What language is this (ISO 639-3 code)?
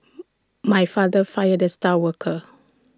eng